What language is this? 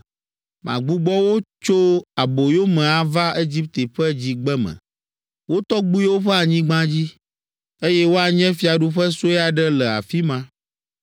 Ewe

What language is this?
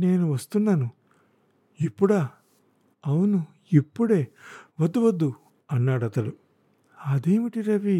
Telugu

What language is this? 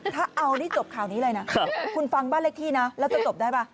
Thai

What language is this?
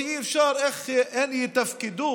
Hebrew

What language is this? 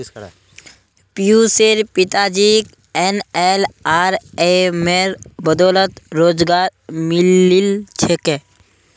Magahi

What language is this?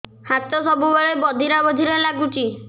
Odia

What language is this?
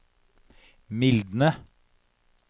Norwegian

